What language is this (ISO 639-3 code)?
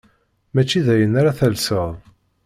kab